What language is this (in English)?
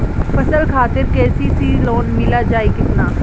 Bhojpuri